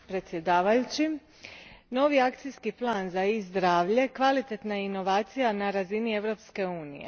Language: Croatian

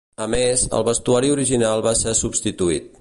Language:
Catalan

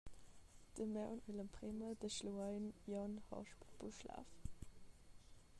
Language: Romansh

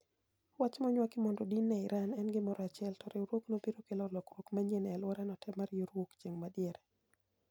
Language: Luo (Kenya and Tanzania)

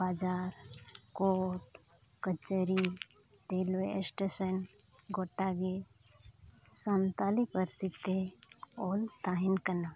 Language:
Santali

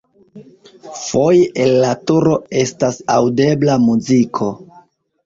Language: Esperanto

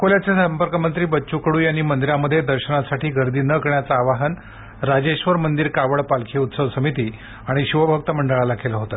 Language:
Marathi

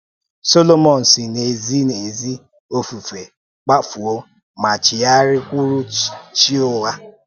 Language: Igbo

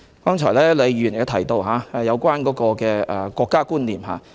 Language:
Cantonese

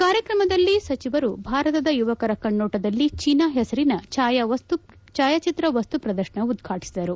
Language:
Kannada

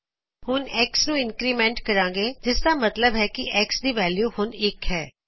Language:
Punjabi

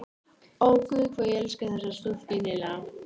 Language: Icelandic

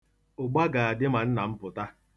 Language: Igbo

